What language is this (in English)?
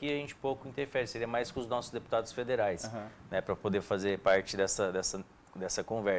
Portuguese